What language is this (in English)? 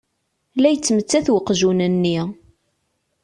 Kabyle